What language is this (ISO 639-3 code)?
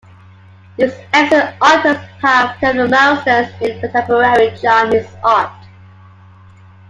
eng